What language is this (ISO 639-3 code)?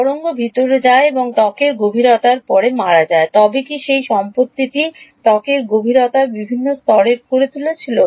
ben